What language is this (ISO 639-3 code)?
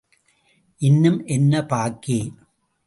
tam